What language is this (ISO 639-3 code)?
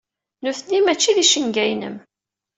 kab